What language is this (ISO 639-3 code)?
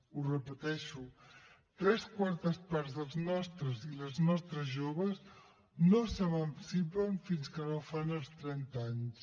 cat